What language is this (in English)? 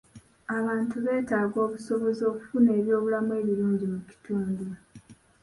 Ganda